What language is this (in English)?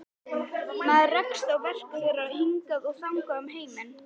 Icelandic